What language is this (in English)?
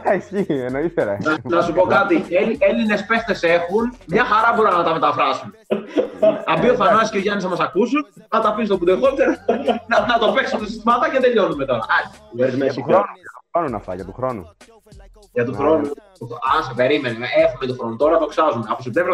Greek